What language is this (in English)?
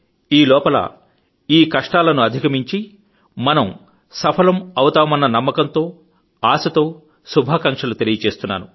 Telugu